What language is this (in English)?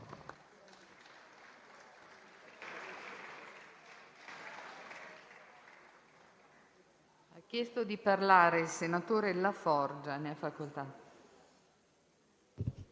Italian